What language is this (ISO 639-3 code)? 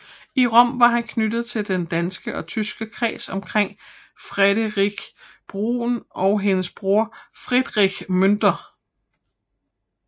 dan